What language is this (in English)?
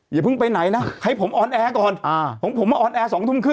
Thai